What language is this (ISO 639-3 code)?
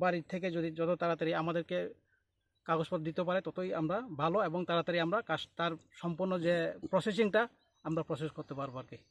ben